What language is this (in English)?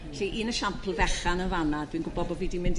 Welsh